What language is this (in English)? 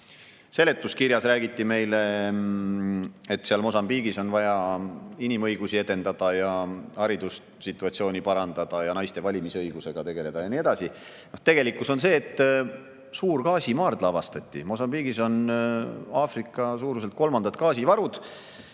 Estonian